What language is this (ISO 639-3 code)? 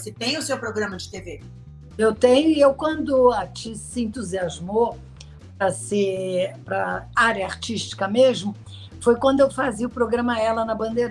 por